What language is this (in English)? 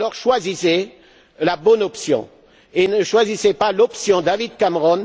French